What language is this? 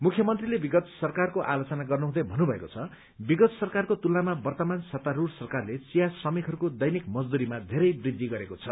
Nepali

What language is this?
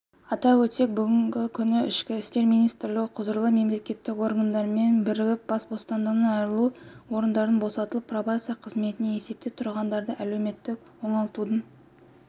Kazakh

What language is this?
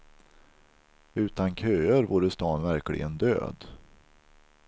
Swedish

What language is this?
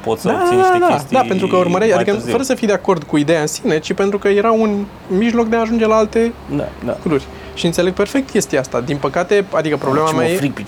Romanian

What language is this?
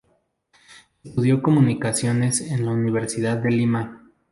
Spanish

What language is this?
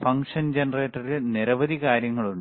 Malayalam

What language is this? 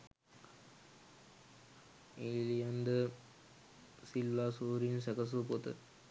Sinhala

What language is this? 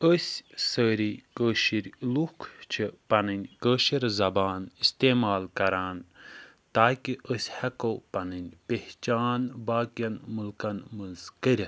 Kashmiri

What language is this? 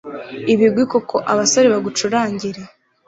Kinyarwanda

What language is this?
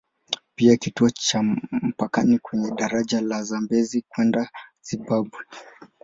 Swahili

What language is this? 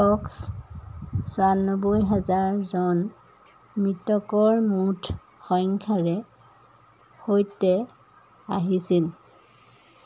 Assamese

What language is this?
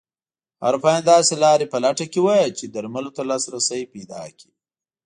Pashto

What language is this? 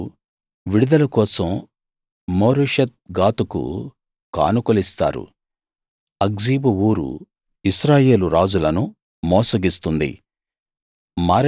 Telugu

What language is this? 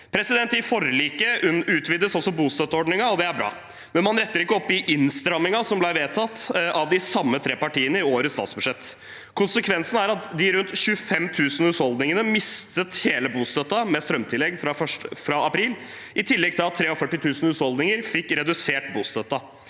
Norwegian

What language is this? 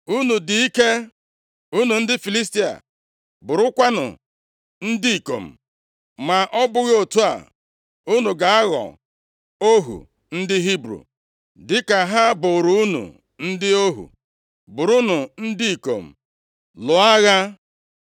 Igbo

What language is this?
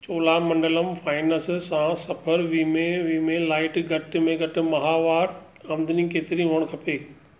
Sindhi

